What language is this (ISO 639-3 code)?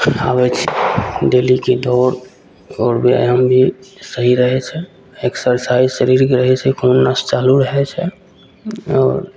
mai